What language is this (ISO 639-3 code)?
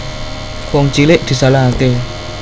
jav